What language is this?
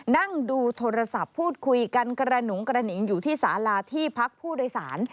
Thai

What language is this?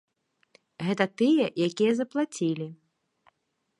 Belarusian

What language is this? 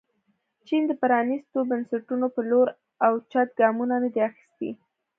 Pashto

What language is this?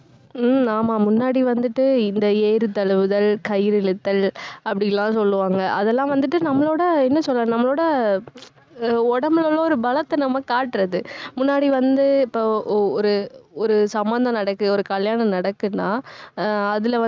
Tamil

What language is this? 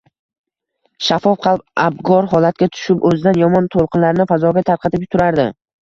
Uzbek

